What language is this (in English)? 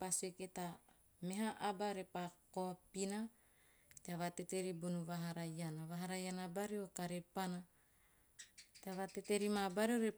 Teop